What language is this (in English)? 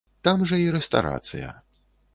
Belarusian